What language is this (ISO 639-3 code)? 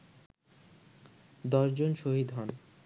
ben